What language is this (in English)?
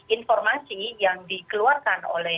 Indonesian